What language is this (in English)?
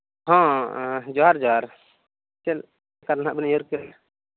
Santali